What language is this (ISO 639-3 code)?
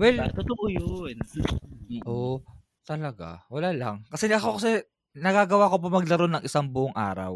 fil